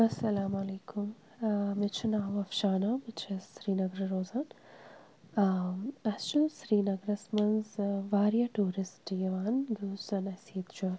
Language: Kashmiri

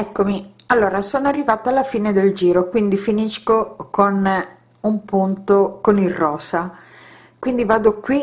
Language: Italian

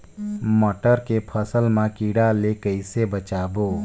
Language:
Chhattisgarhi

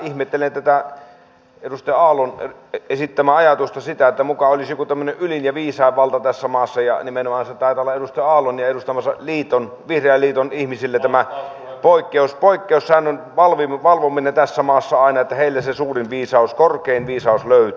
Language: Finnish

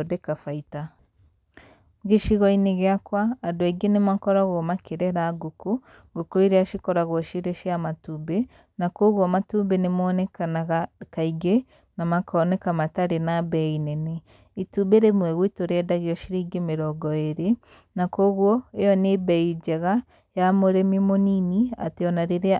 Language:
Kikuyu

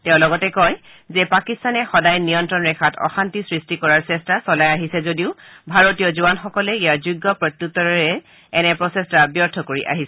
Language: Assamese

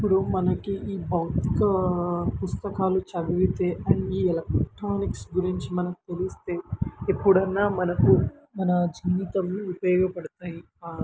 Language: Telugu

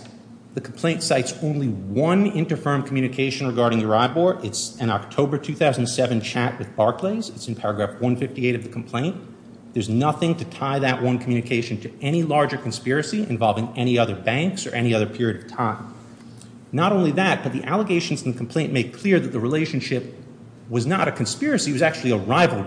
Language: English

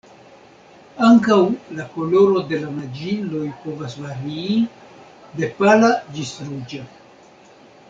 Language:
Esperanto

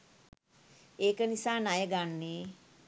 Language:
Sinhala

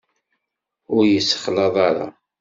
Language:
Kabyle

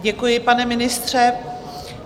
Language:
Czech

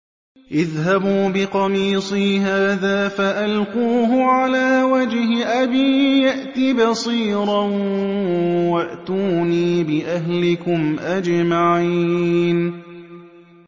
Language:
Arabic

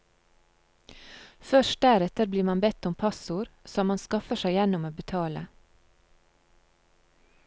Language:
Norwegian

